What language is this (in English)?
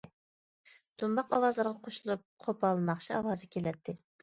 Uyghur